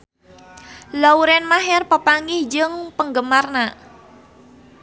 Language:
Sundanese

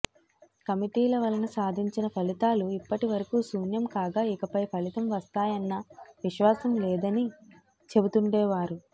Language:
Telugu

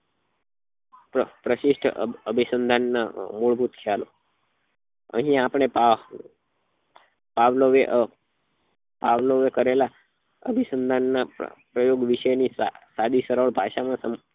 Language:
Gujarati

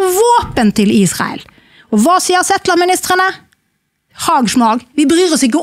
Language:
Norwegian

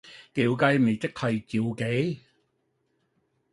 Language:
Cantonese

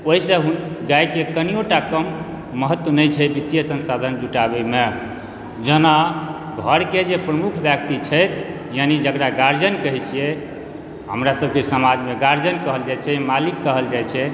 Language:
Maithili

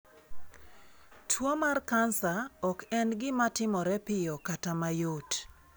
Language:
Luo (Kenya and Tanzania)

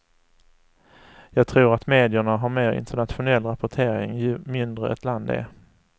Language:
Swedish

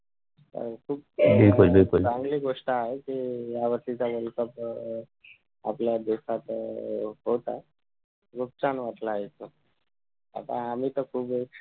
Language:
Marathi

